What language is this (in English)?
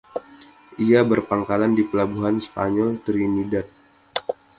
Indonesian